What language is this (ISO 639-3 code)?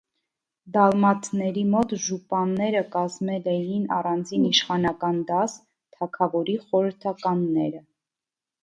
hye